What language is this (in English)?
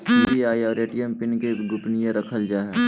Magahi